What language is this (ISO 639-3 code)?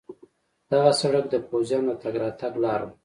pus